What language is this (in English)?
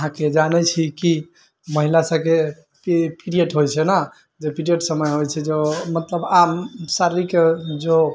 Maithili